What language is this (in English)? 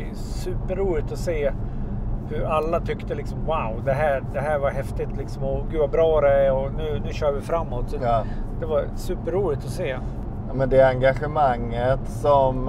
Swedish